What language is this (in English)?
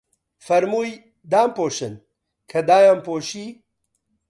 Central Kurdish